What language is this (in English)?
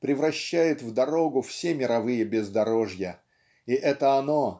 Russian